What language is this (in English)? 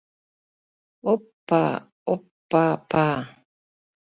Mari